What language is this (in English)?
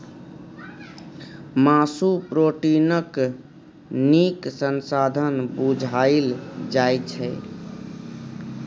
Maithili